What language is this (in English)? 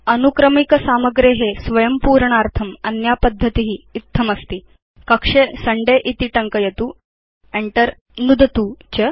Sanskrit